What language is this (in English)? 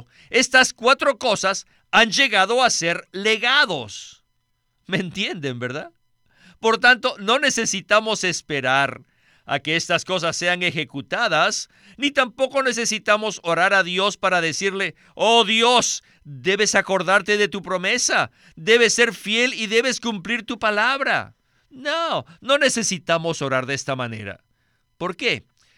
Spanish